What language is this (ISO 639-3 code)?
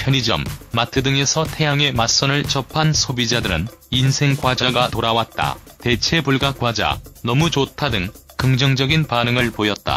kor